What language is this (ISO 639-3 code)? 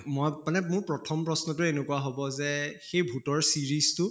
asm